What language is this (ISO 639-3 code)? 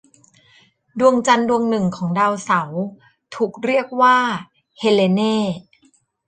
tha